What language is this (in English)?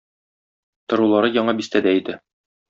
Tatar